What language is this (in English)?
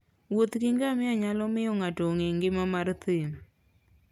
Luo (Kenya and Tanzania)